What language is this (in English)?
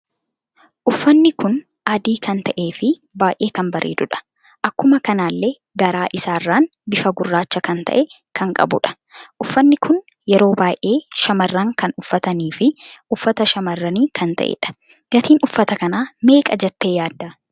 Oromo